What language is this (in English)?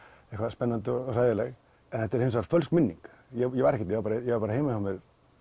Icelandic